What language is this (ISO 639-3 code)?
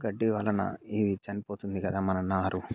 tel